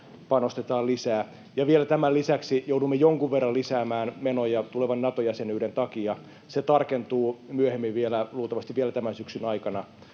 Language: Finnish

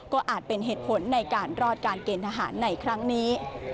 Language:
Thai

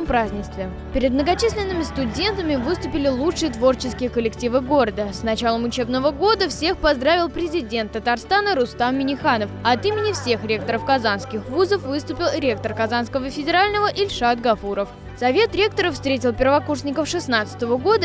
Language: Russian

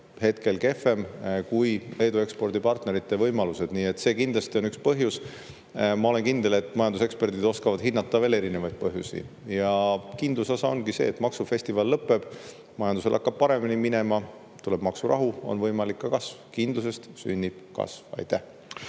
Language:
Estonian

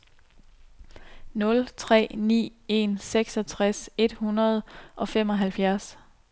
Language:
Danish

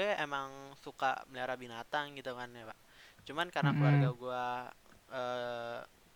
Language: Indonesian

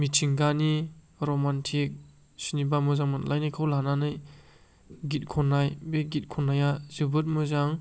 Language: Bodo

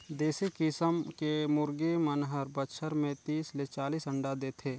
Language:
Chhattisgarhi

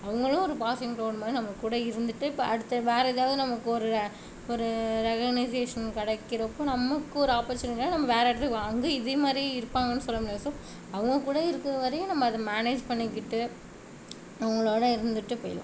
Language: Tamil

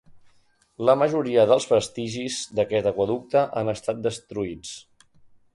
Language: Catalan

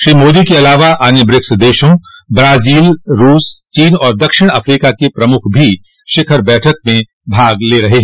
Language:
Hindi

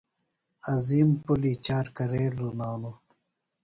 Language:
Phalura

